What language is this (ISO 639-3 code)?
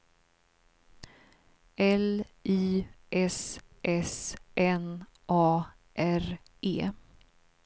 swe